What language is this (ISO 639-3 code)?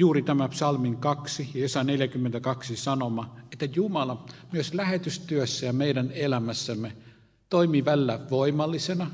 fin